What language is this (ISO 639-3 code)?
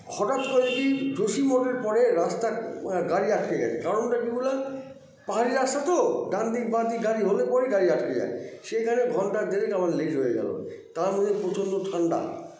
ben